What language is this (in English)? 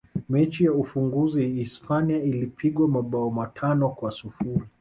Swahili